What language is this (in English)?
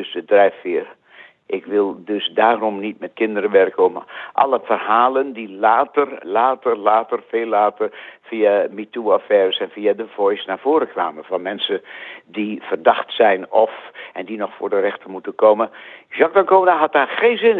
Dutch